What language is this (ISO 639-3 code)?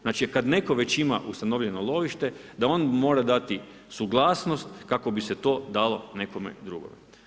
hrv